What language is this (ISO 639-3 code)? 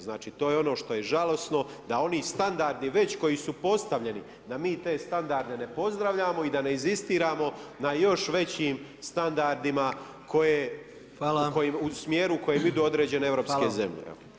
hrv